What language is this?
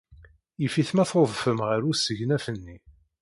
Kabyle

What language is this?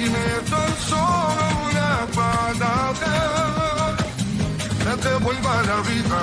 Spanish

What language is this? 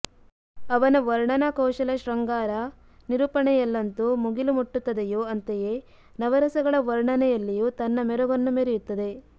Kannada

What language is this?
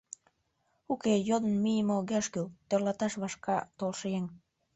Mari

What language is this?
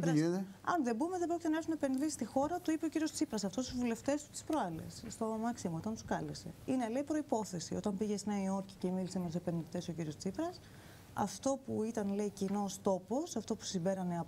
Greek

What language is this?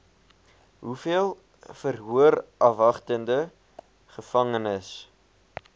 Afrikaans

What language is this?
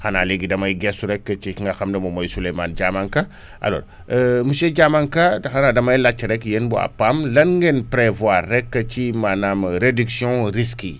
Wolof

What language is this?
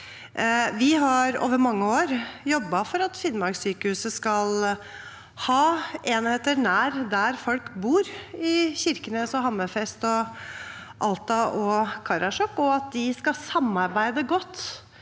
Norwegian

